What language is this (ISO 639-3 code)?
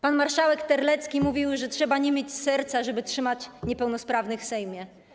pol